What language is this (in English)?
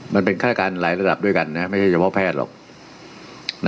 Thai